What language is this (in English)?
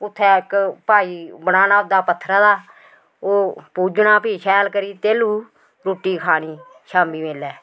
Dogri